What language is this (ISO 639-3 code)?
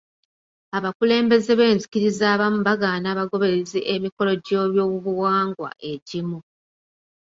lug